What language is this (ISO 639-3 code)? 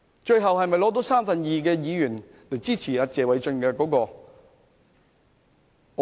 yue